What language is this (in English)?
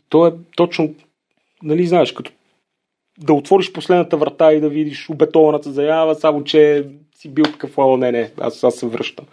Bulgarian